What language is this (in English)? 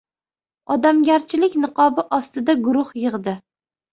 Uzbek